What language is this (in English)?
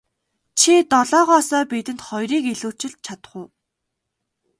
Mongolian